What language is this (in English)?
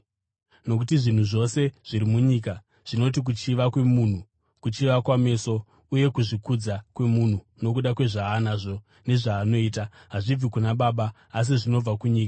Shona